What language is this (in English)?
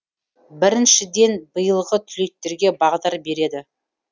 Kazakh